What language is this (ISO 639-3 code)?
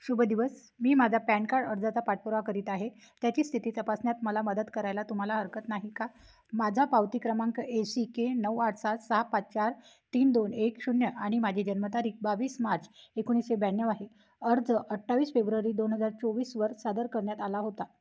mar